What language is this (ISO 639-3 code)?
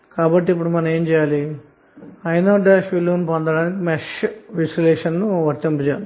tel